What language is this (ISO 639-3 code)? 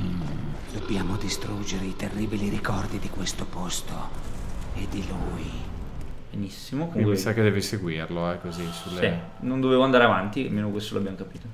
ita